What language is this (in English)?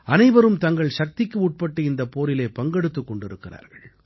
Tamil